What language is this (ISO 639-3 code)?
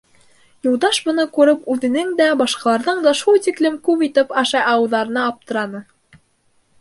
bak